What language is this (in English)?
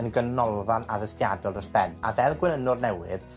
Welsh